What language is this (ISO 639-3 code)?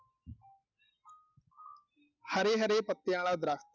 pan